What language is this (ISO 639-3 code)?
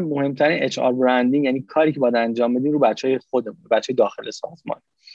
fas